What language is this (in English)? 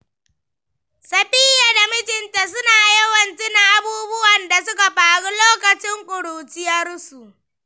Hausa